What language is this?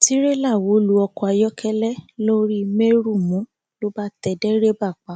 Yoruba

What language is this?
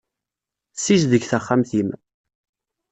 Kabyle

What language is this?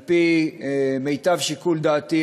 Hebrew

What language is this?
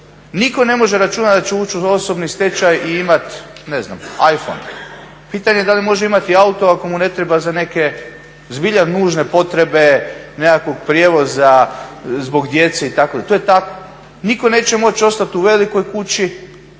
Croatian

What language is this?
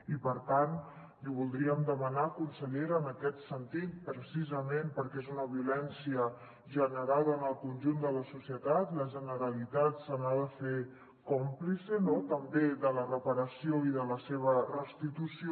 Catalan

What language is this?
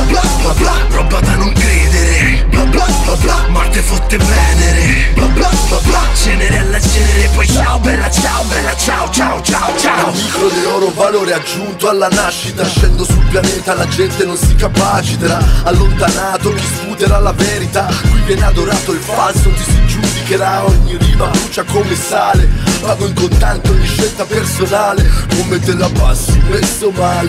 Italian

